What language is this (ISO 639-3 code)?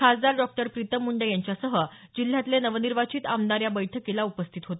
mar